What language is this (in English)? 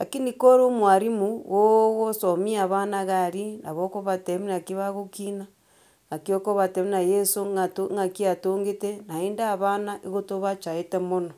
Gusii